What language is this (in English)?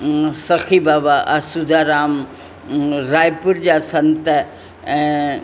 Sindhi